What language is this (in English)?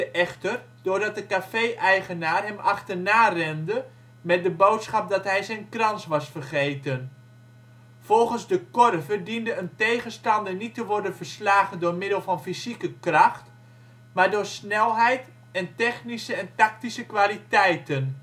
Dutch